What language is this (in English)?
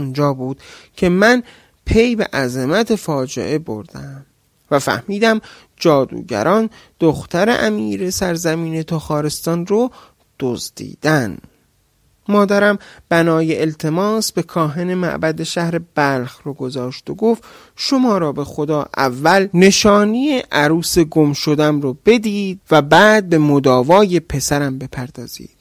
Persian